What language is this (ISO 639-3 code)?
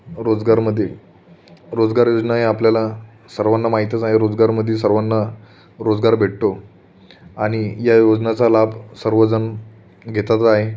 mar